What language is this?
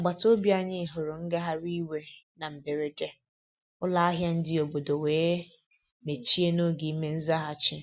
Igbo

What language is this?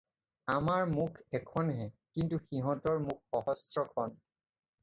Assamese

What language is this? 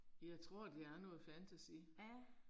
Danish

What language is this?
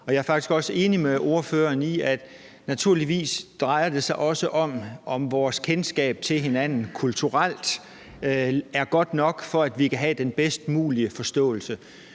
Danish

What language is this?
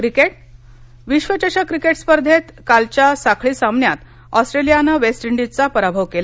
Marathi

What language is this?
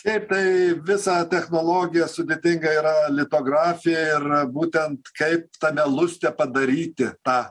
Lithuanian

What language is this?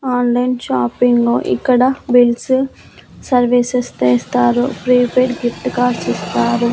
Telugu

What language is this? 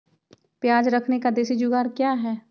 Magahi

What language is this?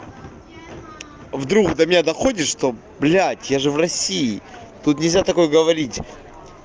Russian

